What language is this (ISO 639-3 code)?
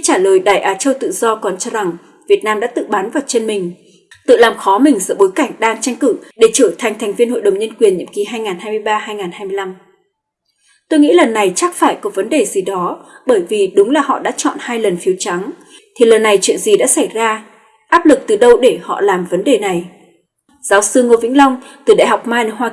vie